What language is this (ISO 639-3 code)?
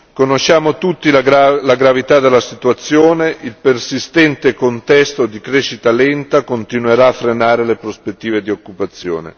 ita